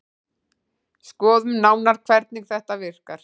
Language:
Icelandic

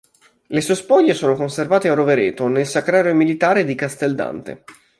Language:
Italian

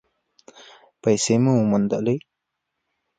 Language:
Pashto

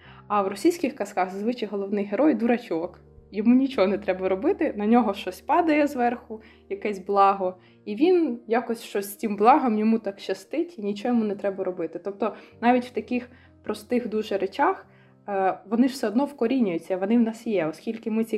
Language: Ukrainian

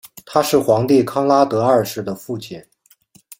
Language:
Chinese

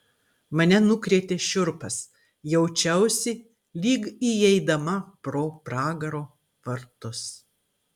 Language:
Lithuanian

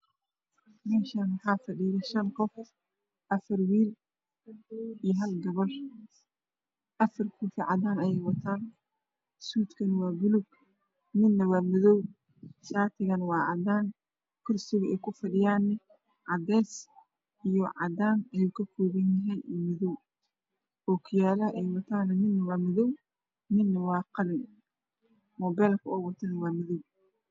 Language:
Somali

